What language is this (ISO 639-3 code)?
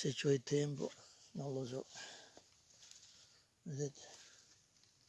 ita